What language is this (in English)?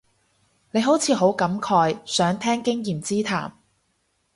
Cantonese